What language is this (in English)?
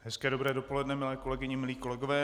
Czech